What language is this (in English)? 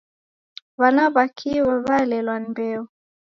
Taita